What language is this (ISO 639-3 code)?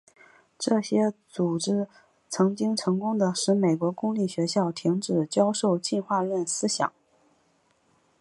zho